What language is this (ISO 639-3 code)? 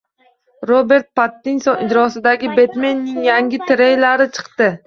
uzb